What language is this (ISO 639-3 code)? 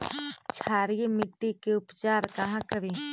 mag